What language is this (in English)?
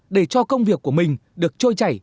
Vietnamese